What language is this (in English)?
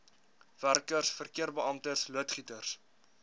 Afrikaans